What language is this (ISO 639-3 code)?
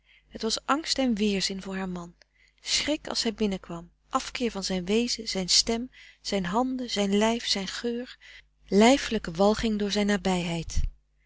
nld